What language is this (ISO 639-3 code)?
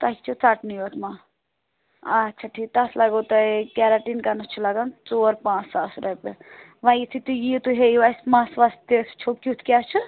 kas